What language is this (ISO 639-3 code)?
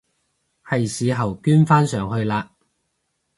yue